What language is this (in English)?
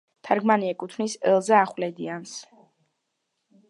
Georgian